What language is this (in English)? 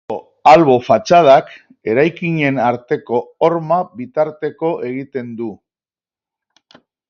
Basque